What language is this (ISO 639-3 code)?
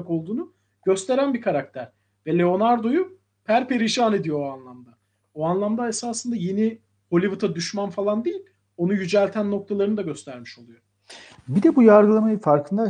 tur